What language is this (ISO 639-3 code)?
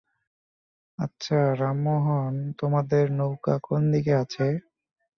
ben